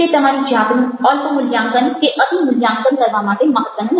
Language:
Gujarati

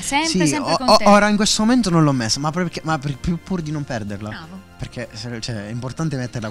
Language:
Italian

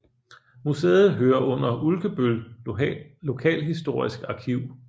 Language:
Danish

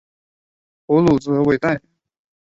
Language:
Chinese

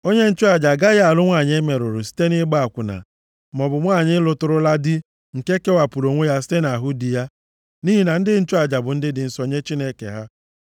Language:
Igbo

